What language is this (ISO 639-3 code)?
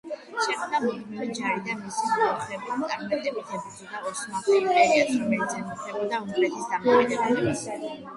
kat